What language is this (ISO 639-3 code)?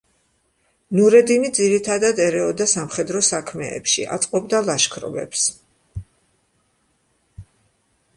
kat